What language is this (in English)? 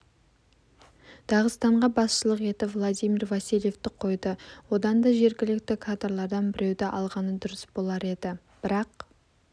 Kazakh